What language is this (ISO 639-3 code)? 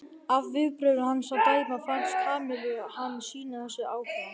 isl